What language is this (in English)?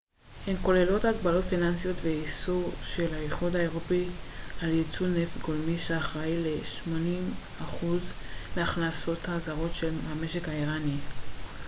Hebrew